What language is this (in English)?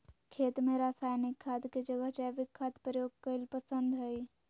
Magahi